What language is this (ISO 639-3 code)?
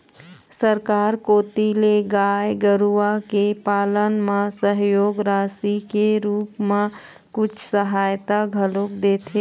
hne